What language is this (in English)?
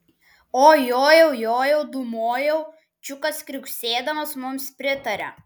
Lithuanian